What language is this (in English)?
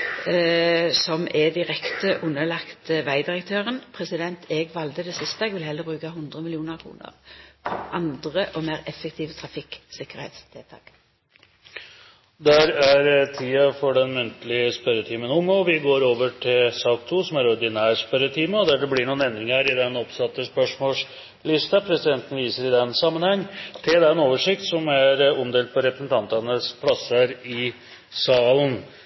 Norwegian